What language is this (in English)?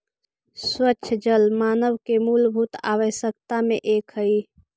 Magahi